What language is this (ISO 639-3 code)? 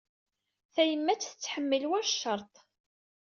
kab